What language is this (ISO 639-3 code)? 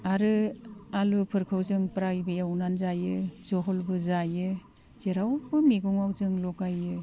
brx